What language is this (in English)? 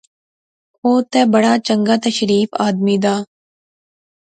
Pahari-Potwari